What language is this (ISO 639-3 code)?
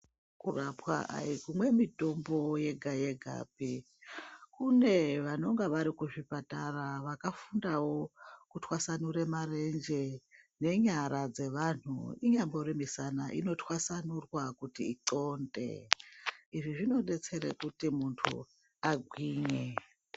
ndc